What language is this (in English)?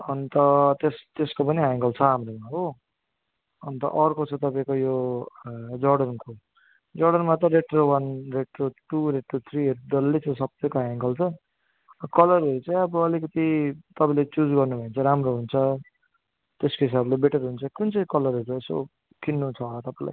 Nepali